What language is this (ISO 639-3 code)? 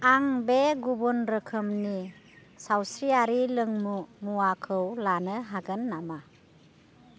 brx